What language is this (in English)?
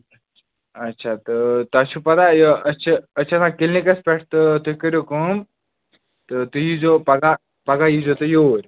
Kashmiri